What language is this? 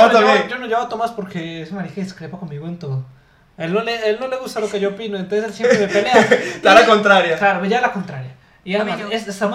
Spanish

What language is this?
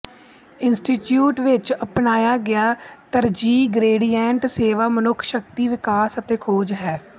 Punjabi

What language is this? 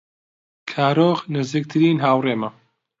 Central Kurdish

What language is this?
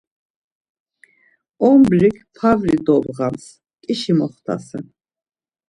Laz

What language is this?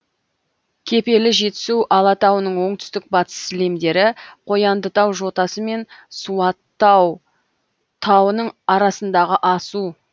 Kazakh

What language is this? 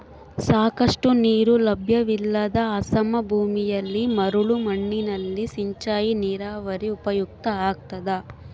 Kannada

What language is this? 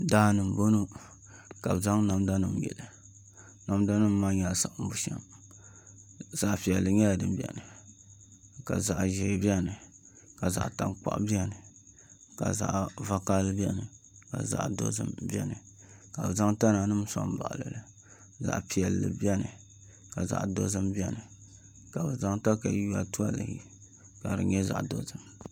Dagbani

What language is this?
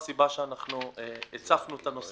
Hebrew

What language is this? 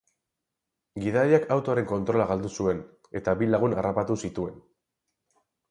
Basque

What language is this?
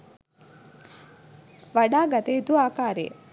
Sinhala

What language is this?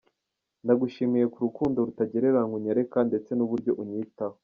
Kinyarwanda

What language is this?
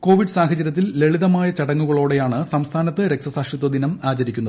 Malayalam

